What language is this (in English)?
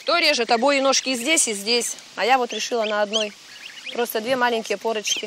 Russian